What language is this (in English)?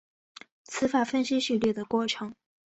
Chinese